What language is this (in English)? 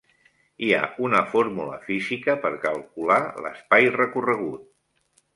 Catalan